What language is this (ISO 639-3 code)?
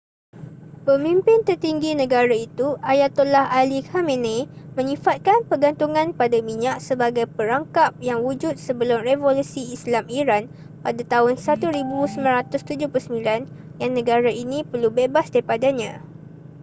msa